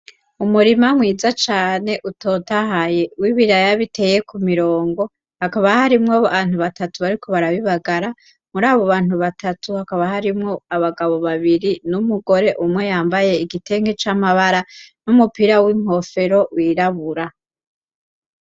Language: Rundi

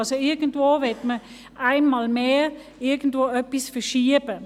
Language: Swiss German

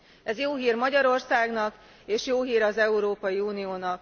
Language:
Hungarian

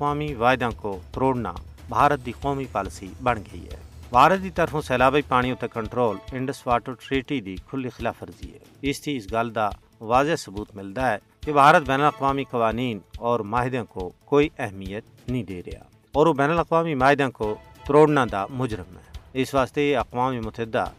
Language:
Urdu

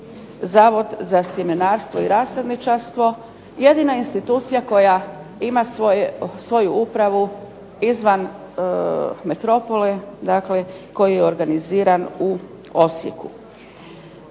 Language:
Croatian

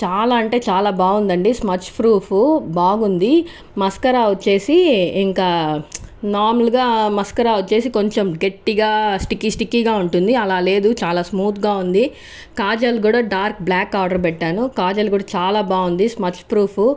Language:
Telugu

